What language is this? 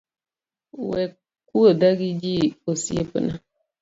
Luo (Kenya and Tanzania)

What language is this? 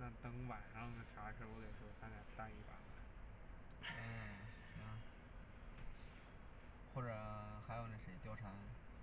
Chinese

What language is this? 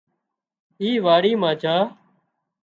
Wadiyara Koli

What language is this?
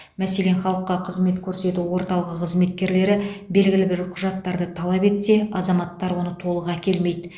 Kazakh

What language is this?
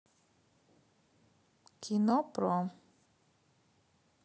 Russian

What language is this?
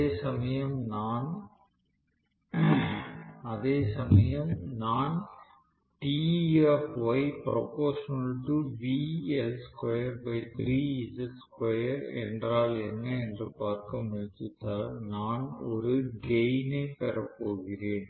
Tamil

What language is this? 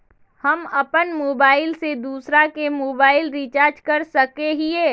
Magahi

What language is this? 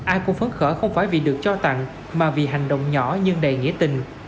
Vietnamese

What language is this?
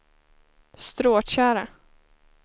Swedish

